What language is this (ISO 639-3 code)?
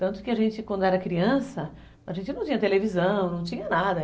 por